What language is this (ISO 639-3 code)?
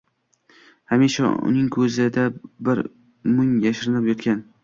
uzb